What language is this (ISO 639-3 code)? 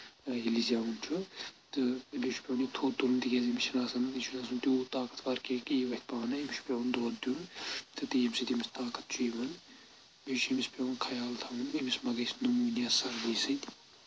kas